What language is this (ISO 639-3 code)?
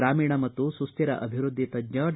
kan